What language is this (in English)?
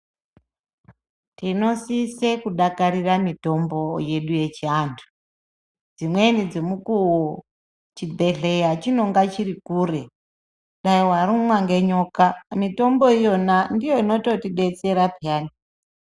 Ndau